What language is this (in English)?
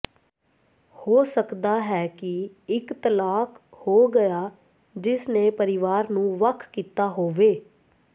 Punjabi